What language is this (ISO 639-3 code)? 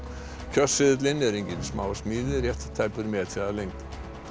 isl